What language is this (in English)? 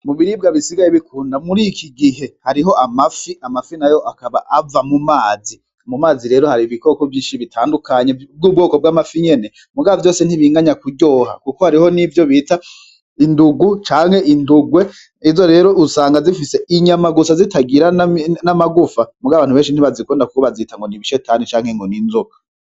Rundi